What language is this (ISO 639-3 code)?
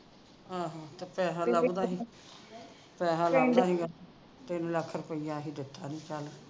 pan